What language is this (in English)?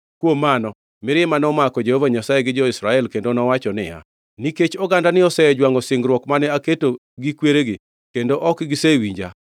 Luo (Kenya and Tanzania)